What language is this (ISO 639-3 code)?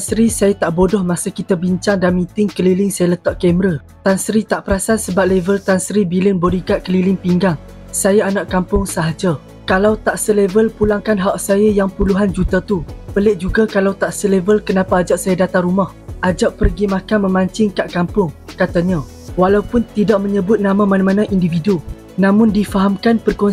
msa